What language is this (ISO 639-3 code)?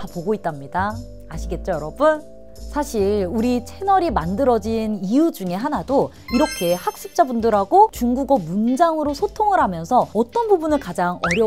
kor